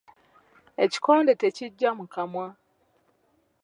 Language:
Ganda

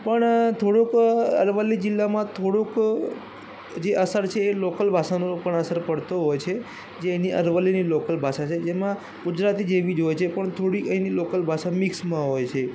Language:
Gujarati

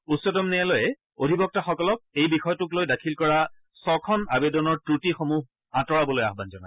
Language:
Assamese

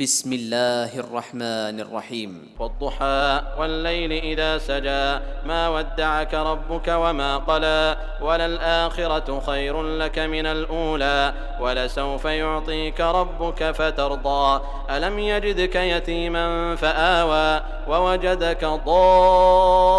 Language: Arabic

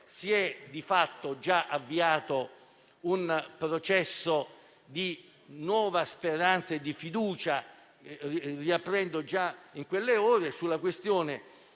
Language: Italian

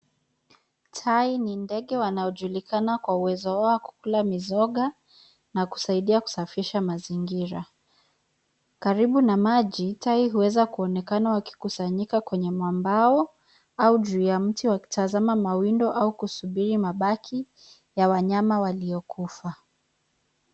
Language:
Swahili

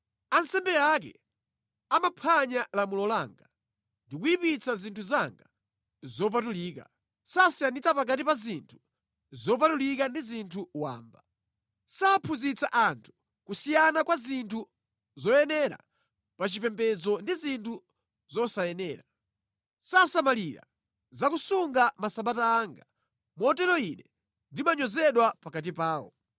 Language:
Nyanja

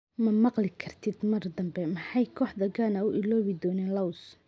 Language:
Somali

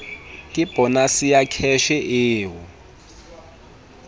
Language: Southern Sotho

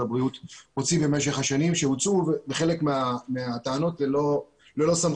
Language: Hebrew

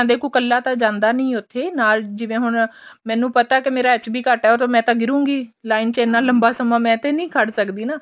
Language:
Punjabi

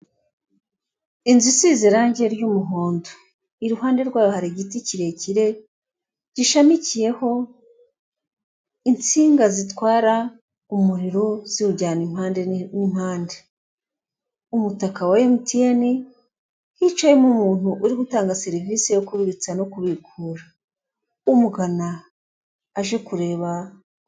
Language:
Kinyarwanda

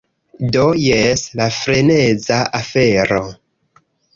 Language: Esperanto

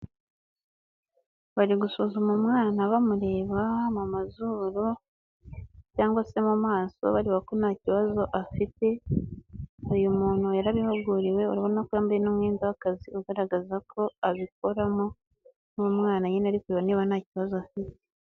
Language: Kinyarwanda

